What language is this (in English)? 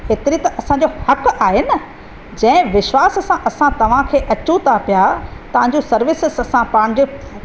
Sindhi